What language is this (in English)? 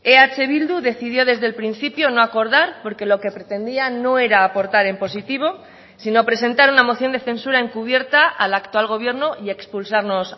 Spanish